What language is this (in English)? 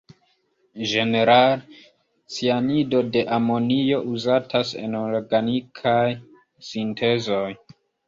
Esperanto